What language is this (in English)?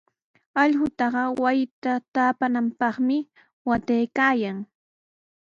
Sihuas Ancash Quechua